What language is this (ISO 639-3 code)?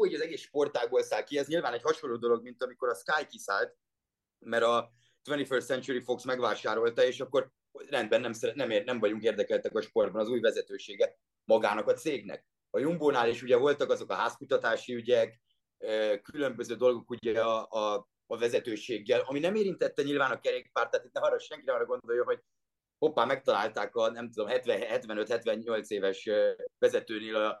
hun